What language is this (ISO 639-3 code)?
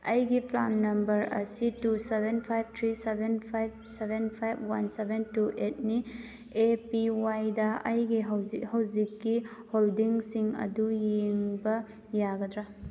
mni